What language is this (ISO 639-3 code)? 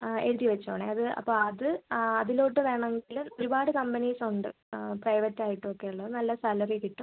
mal